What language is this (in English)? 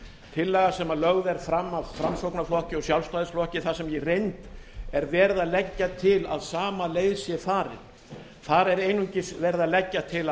Icelandic